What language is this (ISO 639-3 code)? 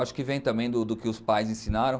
por